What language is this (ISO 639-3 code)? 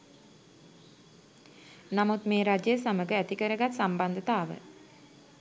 sin